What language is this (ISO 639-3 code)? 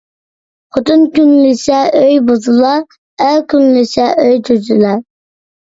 uig